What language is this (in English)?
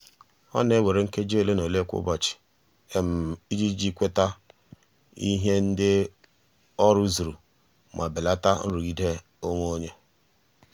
Igbo